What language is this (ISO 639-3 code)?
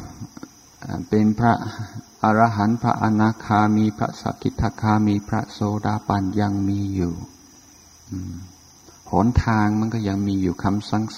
tha